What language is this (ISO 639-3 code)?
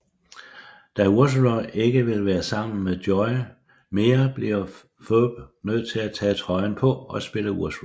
dan